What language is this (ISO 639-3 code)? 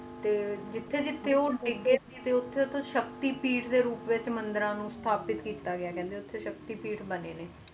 pan